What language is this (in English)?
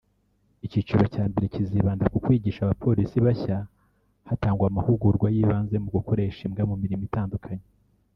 Kinyarwanda